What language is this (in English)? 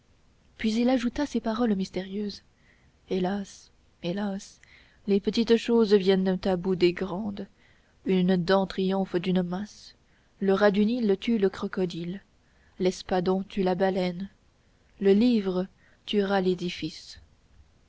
French